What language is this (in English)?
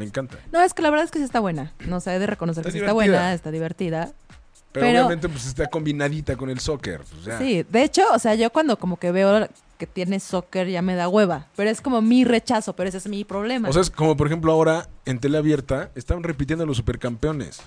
Spanish